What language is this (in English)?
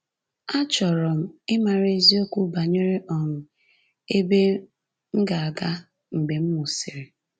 Igbo